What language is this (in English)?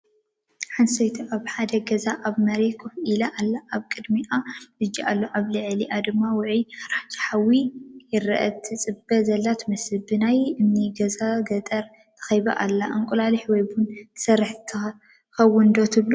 Tigrinya